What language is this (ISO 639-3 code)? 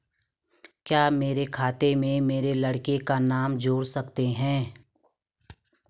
hin